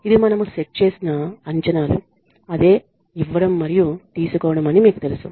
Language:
Telugu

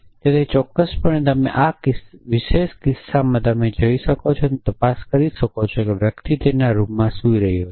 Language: Gujarati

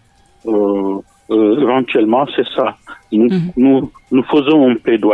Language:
French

